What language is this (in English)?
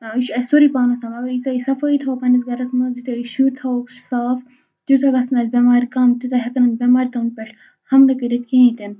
Kashmiri